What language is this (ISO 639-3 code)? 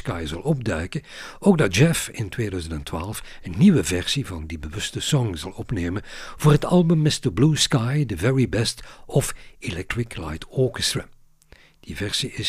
nld